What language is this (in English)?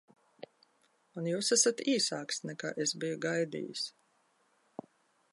Latvian